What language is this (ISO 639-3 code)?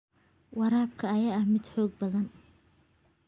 som